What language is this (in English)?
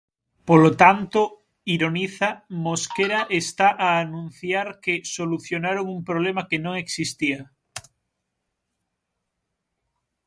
Galician